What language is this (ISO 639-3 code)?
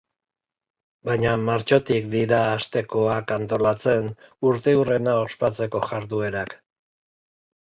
eus